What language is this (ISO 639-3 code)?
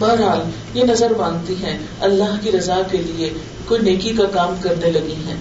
urd